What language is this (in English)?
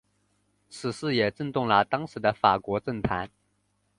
Chinese